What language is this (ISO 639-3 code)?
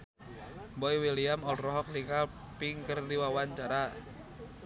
sun